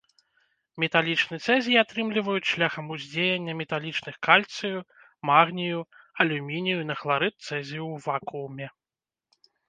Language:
Belarusian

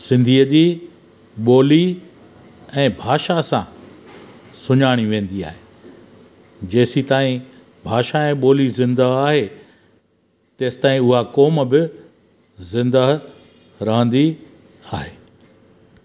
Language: Sindhi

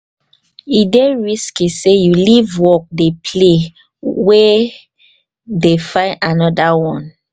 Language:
Nigerian Pidgin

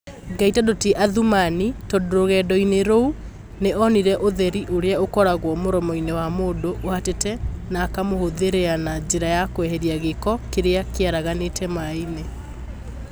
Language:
Kikuyu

